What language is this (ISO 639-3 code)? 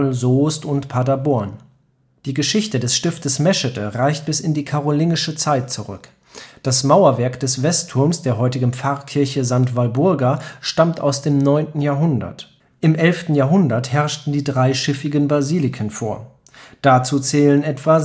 deu